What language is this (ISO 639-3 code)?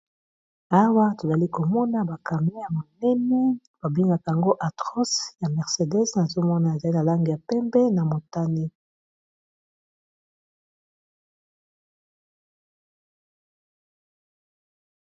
lin